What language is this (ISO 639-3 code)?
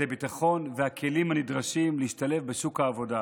heb